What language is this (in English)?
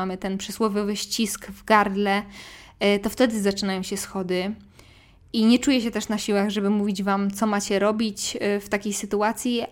Polish